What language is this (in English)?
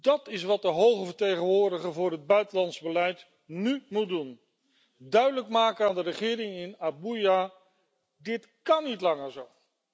Dutch